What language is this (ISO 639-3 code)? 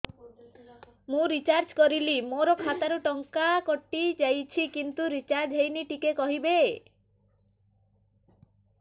ori